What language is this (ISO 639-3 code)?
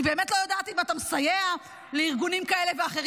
heb